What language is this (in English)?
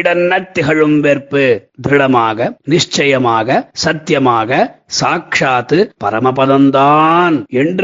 Tamil